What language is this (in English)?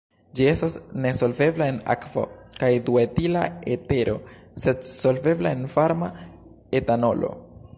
Esperanto